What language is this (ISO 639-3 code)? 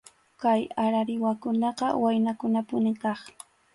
qxu